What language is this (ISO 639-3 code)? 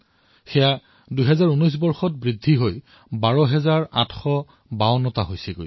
asm